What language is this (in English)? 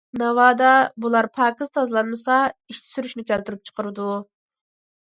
Uyghur